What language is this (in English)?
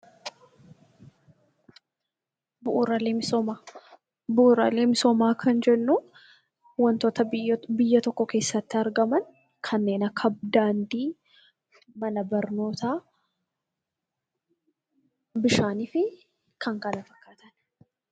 Oromo